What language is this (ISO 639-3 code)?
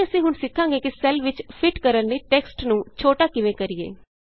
pan